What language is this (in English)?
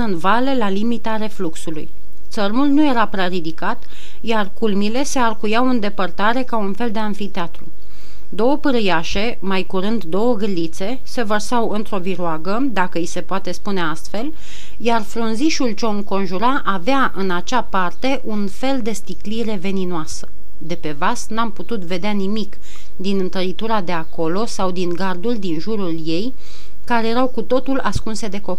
Romanian